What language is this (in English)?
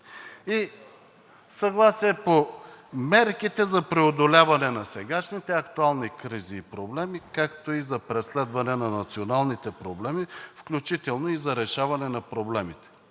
Bulgarian